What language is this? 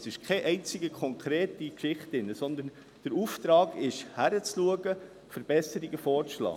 Swiss German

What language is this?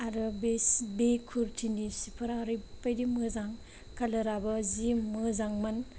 Bodo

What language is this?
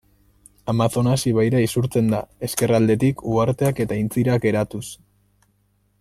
Basque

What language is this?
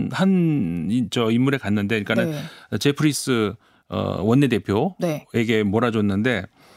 Korean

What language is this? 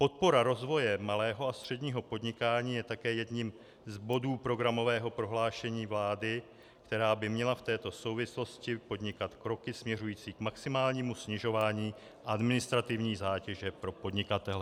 Czech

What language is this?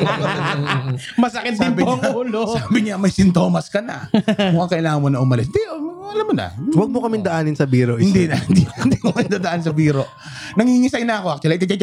Filipino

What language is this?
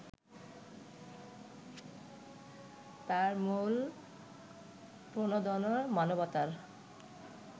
Bangla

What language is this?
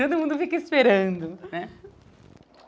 Portuguese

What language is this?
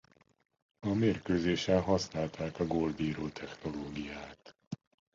Hungarian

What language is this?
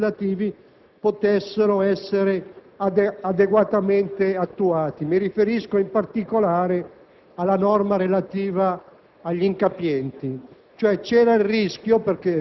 Italian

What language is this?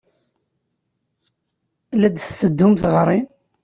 Kabyle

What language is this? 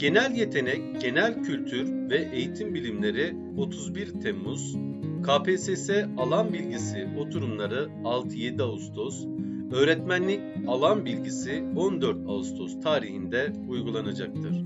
Turkish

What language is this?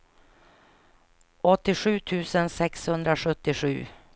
Swedish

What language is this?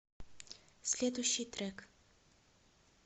Russian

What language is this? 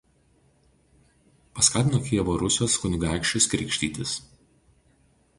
Lithuanian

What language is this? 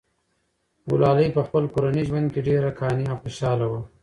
Pashto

